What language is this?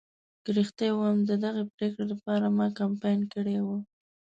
Pashto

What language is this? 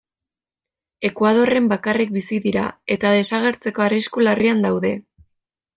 Basque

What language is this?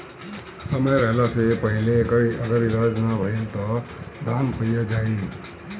Bhojpuri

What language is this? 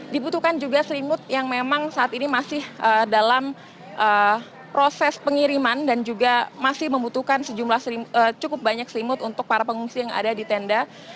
Indonesian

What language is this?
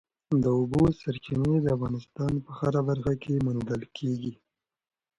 Pashto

